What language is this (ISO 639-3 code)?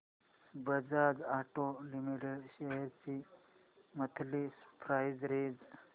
mar